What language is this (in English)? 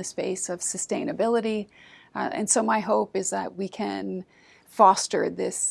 English